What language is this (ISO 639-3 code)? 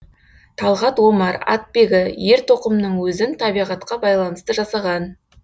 kaz